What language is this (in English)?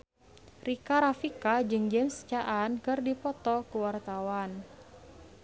Sundanese